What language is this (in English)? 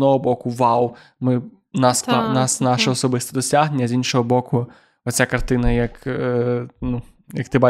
Ukrainian